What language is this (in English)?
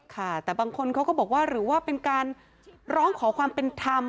Thai